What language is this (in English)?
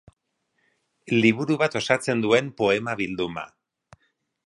Basque